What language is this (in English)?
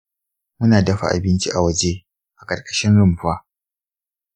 Hausa